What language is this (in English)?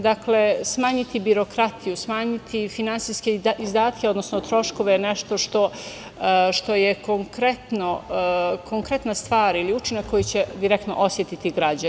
Serbian